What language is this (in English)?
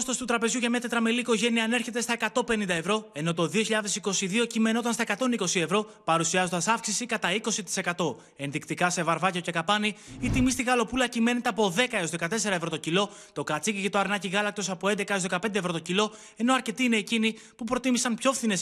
Greek